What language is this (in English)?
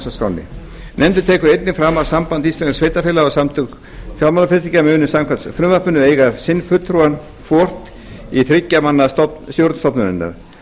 Icelandic